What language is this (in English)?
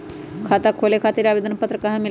Magahi